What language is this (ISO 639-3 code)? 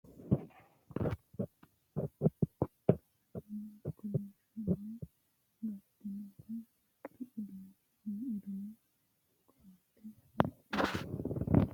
sid